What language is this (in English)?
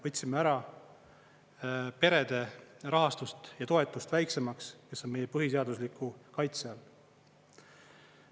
Estonian